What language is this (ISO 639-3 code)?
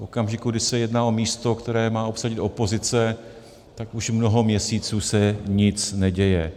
ces